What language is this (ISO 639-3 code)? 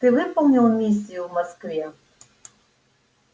rus